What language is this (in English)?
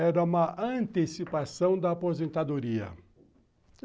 Portuguese